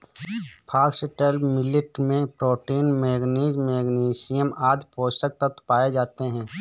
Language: Hindi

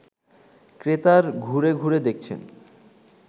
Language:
Bangla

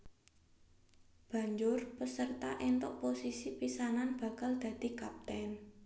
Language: Javanese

